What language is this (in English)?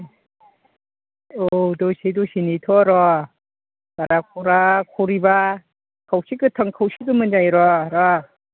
Bodo